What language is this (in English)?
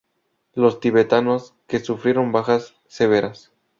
Spanish